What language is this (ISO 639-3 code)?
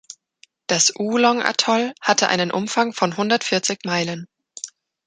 deu